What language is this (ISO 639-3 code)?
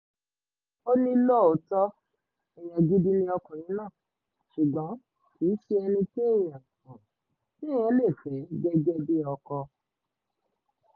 yor